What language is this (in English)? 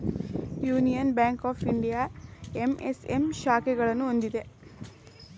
Kannada